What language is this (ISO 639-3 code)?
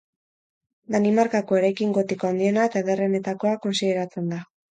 eus